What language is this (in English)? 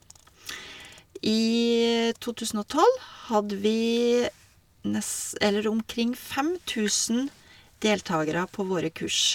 Norwegian